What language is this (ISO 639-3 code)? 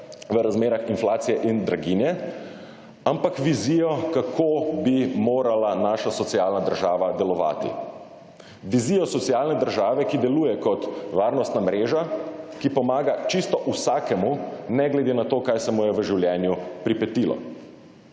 slv